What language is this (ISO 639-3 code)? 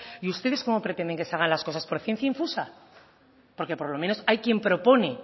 spa